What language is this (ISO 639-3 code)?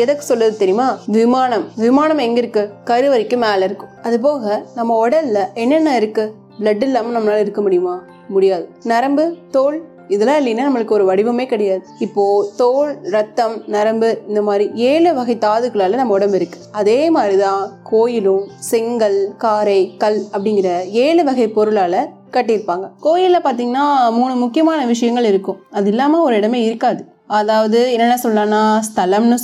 tam